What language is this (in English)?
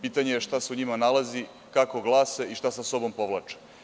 Serbian